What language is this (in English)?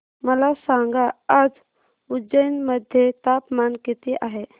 Marathi